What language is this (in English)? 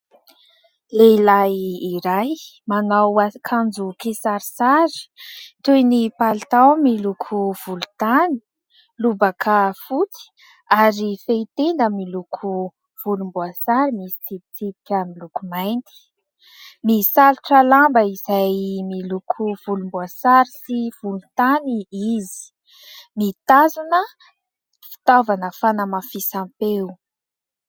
Malagasy